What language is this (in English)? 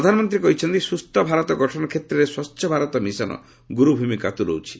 Odia